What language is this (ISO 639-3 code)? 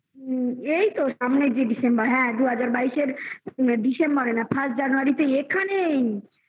ben